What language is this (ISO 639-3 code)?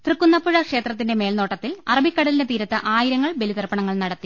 mal